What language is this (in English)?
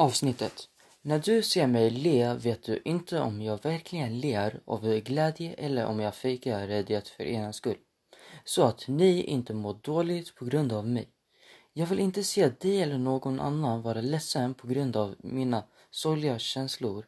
Swedish